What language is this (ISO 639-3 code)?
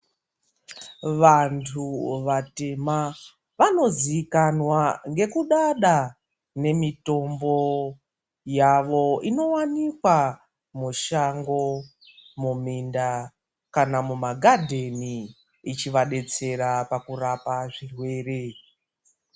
ndc